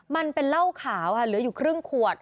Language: Thai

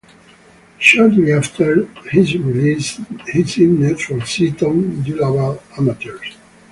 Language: English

